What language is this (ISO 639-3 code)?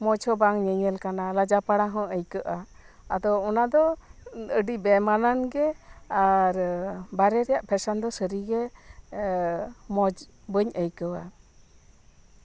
sat